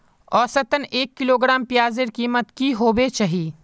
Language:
Magahi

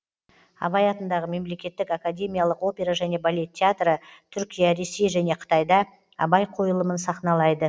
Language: Kazakh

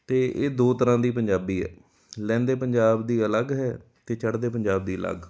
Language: Punjabi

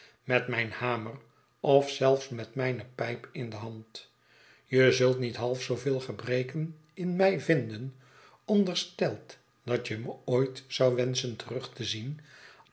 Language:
Dutch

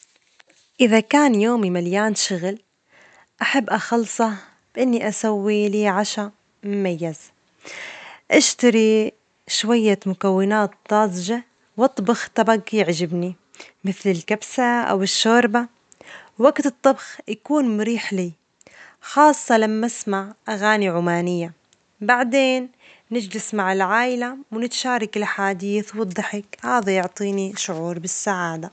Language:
Omani Arabic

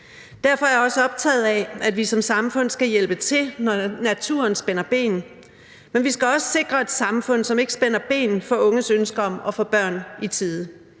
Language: Danish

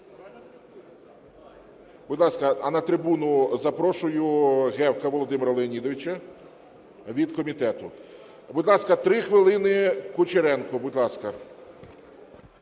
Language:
Ukrainian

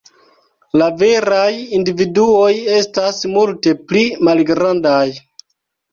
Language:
Esperanto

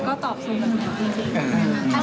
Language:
Thai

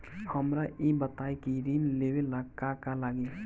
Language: Bhojpuri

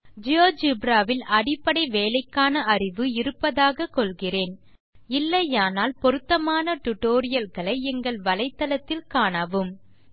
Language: Tamil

